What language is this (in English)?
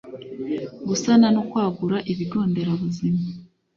Kinyarwanda